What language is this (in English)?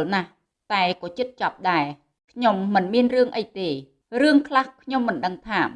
Vietnamese